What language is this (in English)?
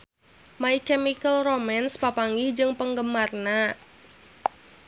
Sundanese